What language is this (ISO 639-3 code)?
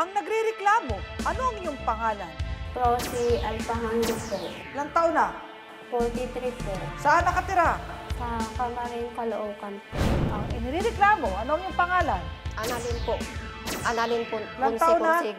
fil